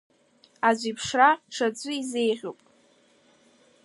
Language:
Abkhazian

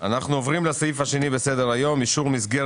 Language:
Hebrew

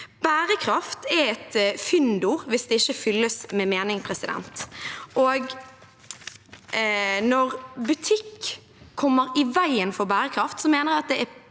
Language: Norwegian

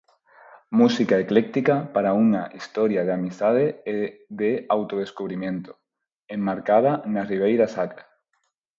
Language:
Galician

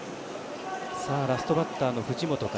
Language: Japanese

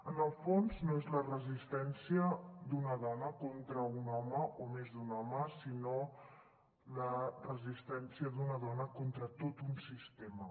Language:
Catalan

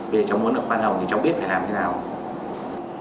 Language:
Vietnamese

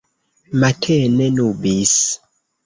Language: Esperanto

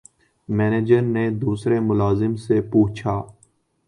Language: Urdu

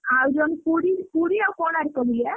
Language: Odia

